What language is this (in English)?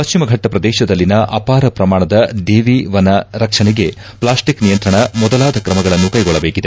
Kannada